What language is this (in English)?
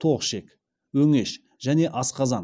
Kazakh